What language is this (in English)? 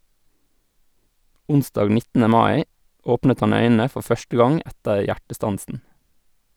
Norwegian